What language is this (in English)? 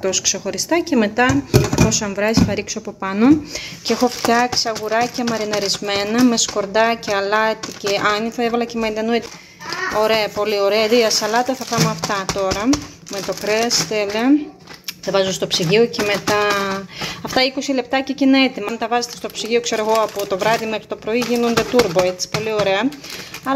Greek